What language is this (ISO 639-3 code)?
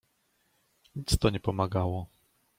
pol